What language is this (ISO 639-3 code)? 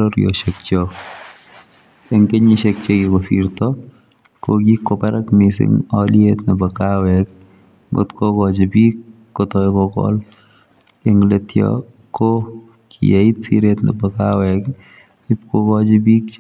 kln